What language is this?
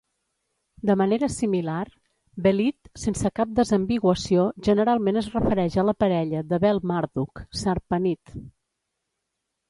Catalan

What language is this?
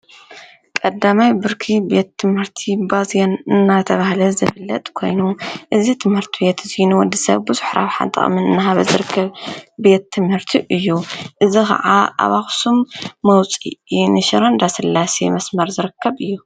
Tigrinya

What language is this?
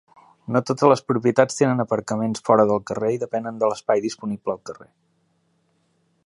Catalan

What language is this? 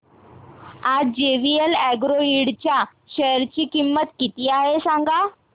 Marathi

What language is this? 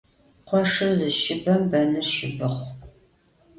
Adyghe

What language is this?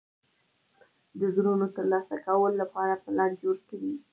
Pashto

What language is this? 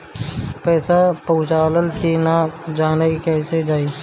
Bhojpuri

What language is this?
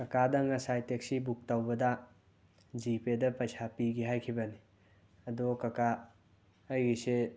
Manipuri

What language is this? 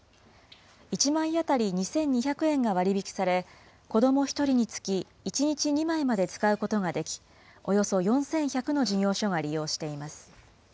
Japanese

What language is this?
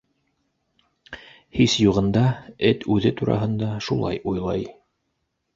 Bashkir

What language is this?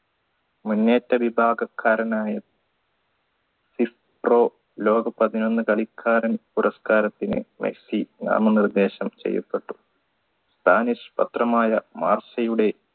Malayalam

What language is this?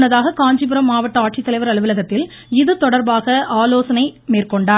Tamil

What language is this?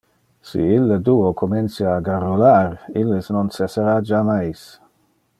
Interlingua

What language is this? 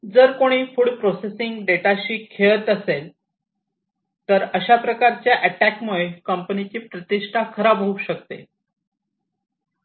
Marathi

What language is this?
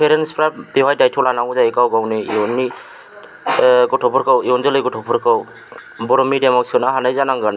Bodo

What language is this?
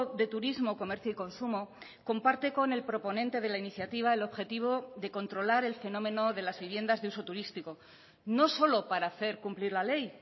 Spanish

